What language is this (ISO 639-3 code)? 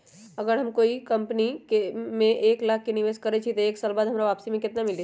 mag